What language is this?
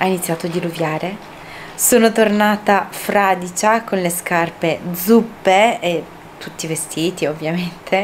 Italian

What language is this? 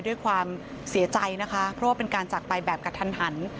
Thai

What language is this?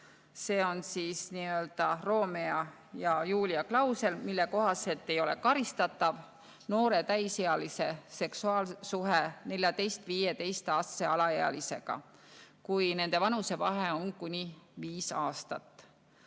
Estonian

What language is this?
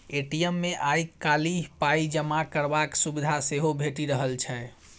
Maithili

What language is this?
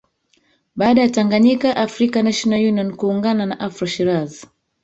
Swahili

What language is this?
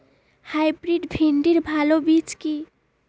Bangla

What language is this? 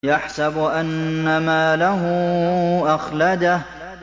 Arabic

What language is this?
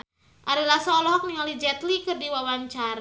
Sundanese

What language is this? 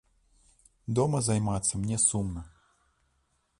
Belarusian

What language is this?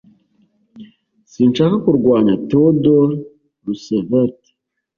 Kinyarwanda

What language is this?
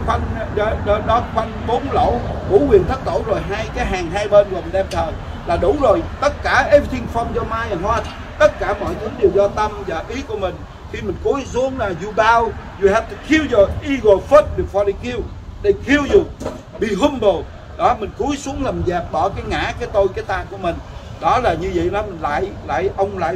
Vietnamese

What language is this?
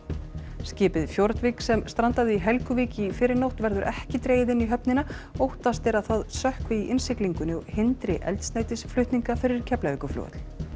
Icelandic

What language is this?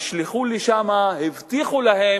Hebrew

